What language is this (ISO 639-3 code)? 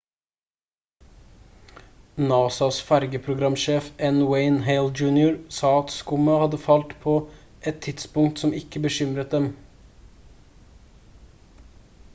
nob